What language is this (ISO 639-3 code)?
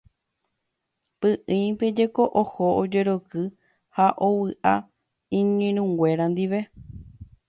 grn